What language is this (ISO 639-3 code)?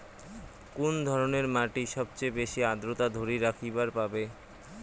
ben